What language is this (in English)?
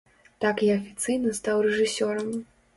Belarusian